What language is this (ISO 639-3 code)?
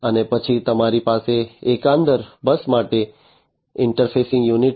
guj